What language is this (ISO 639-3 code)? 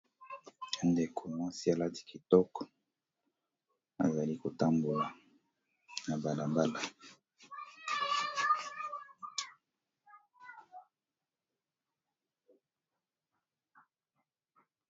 lin